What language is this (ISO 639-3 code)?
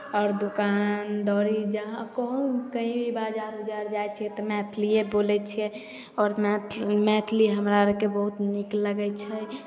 mai